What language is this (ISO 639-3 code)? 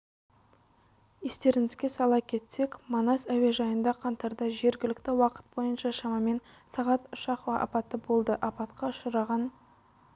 kaz